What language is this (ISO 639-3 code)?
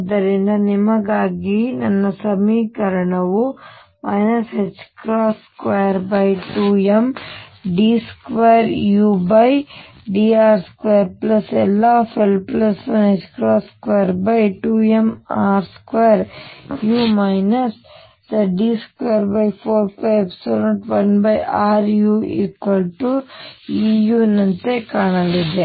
kan